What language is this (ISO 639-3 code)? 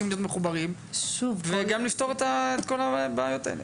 heb